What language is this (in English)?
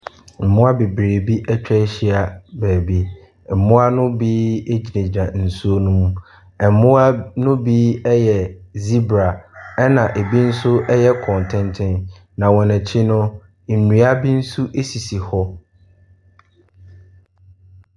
Akan